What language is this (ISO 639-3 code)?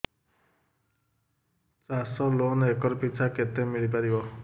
ori